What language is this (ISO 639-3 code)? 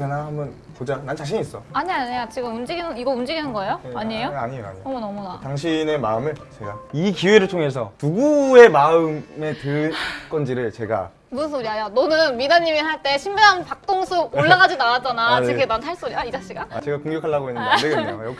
kor